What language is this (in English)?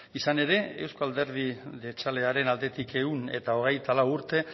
Basque